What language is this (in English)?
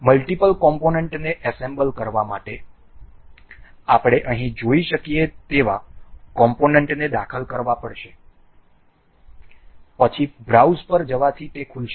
Gujarati